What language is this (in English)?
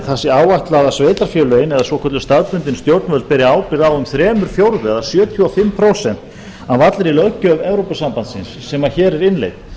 Icelandic